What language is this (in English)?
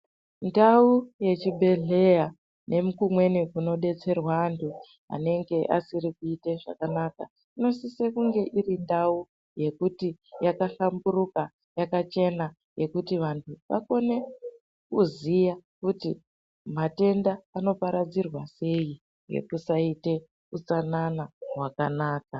Ndau